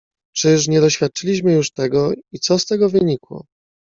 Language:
Polish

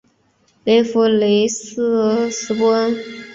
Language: Chinese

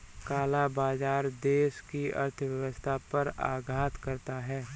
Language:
Hindi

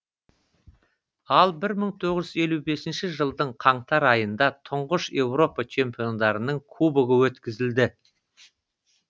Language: Kazakh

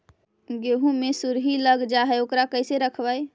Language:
Magahi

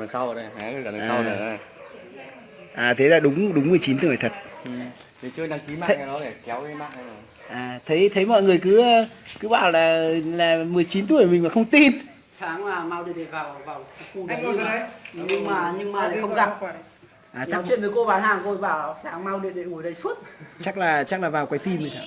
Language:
Vietnamese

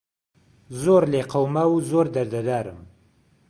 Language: Central Kurdish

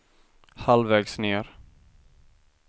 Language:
Swedish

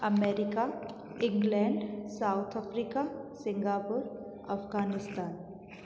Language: Sindhi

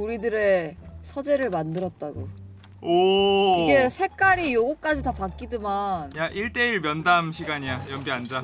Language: Korean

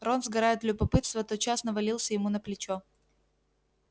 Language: Russian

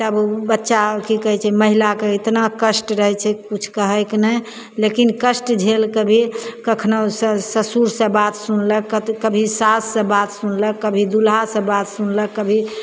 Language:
Maithili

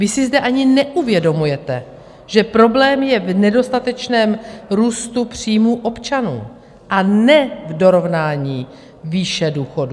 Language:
Czech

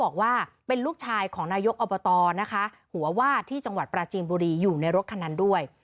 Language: Thai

